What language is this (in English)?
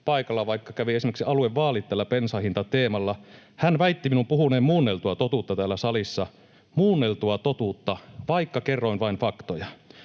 Finnish